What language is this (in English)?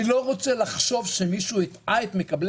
Hebrew